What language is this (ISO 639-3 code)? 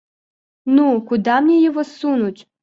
rus